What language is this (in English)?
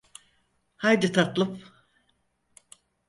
Turkish